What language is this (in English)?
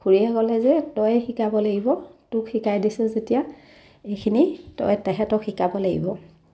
Assamese